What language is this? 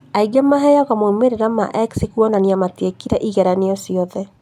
Kikuyu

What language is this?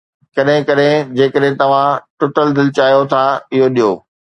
Sindhi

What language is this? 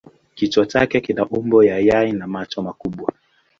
Swahili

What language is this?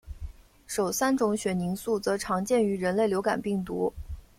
Chinese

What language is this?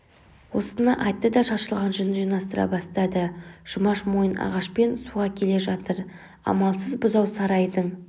Kazakh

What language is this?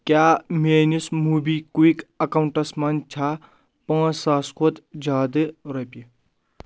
Kashmiri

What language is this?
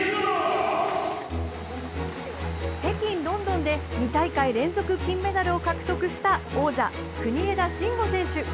Japanese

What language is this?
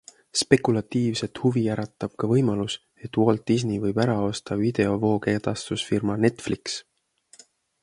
Estonian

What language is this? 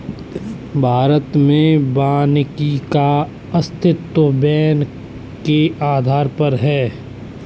Hindi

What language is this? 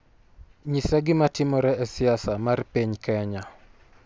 Luo (Kenya and Tanzania)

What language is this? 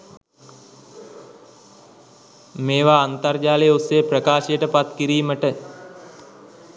Sinhala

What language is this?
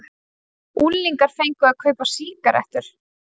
Icelandic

